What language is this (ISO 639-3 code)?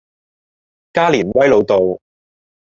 yue